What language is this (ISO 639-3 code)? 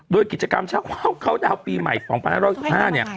tha